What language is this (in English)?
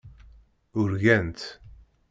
Kabyle